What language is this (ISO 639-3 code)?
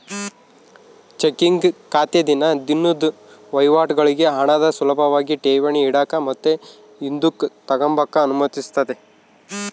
kan